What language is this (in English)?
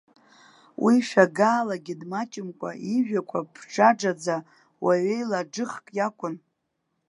Abkhazian